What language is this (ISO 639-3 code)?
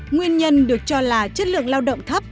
vie